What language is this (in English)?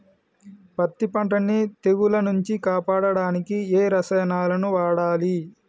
Telugu